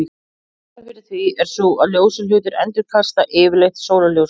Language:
Icelandic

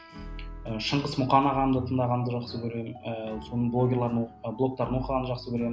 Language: Kazakh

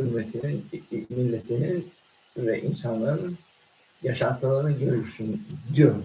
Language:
Turkish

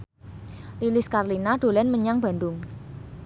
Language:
Javanese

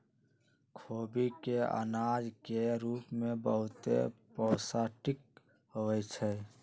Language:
Magahi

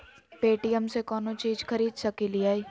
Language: Magahi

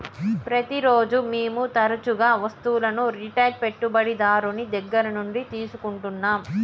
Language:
Telugu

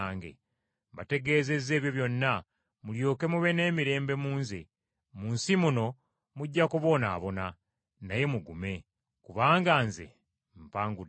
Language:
Ganda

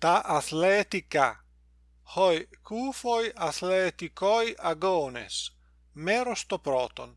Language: Greek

